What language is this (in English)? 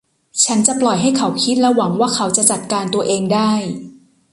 Thai